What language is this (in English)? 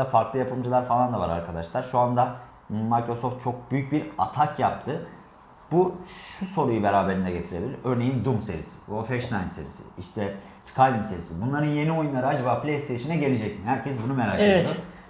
Turkish